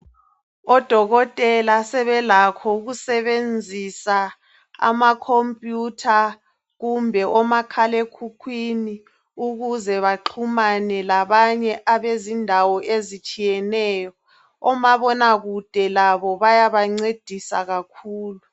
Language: North Ndebele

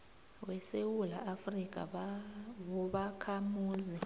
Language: South Ndebele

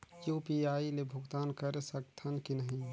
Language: Chhattisgarhi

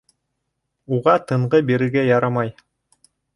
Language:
Bashkir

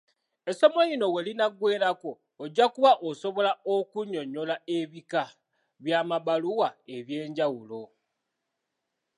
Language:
Ganda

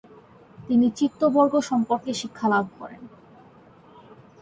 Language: Bangla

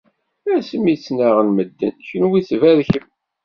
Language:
Kabyle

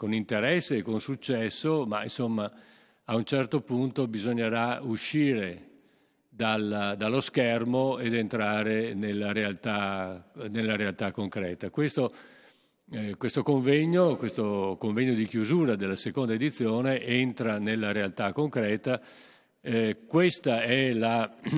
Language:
Italian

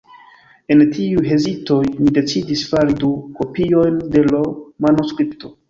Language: Esperanto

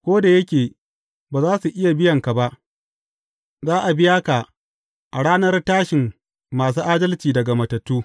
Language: Hausa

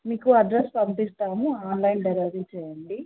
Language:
Telugu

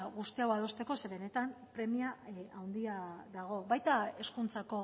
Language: Basque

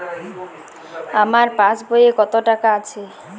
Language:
Bangla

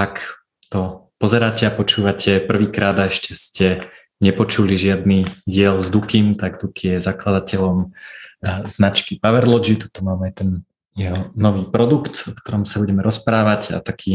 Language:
Slovak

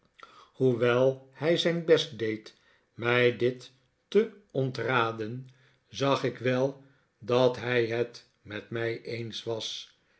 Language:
Dutch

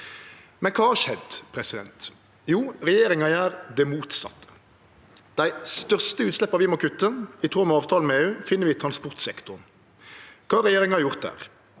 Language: Norwegian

